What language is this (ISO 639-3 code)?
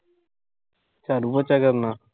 pan